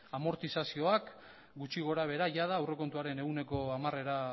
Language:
Basque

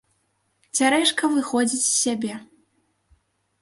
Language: Belarusian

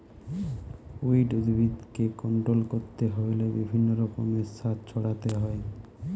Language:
Bangla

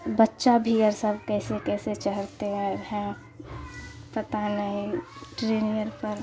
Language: Urdu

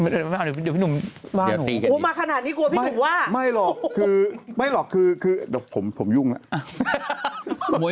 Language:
Thai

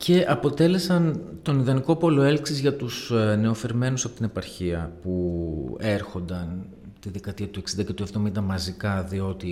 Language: Greek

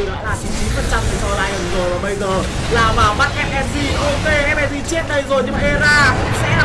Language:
Vietnamese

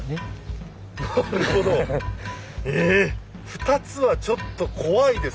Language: Japanese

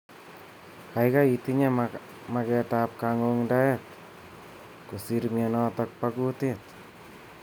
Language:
Kalenjin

